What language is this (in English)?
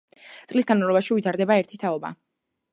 Georgian